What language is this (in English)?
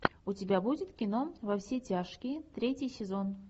Russian